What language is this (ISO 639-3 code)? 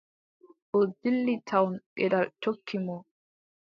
fub